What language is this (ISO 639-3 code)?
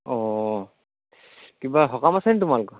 asm